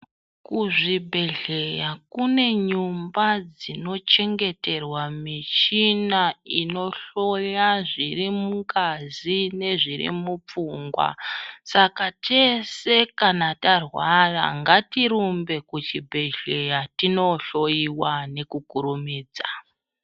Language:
Ndau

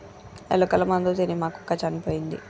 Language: Telugu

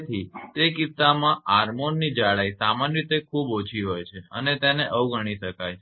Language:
Gujarati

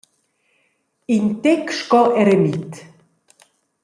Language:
Romansh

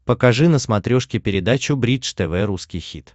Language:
Russian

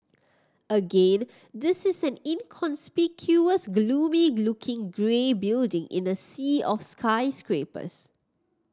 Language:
English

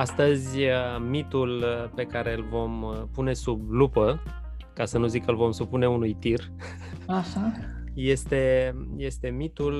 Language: Romanian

